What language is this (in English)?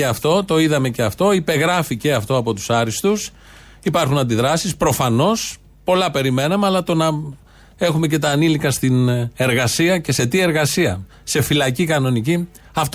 Greek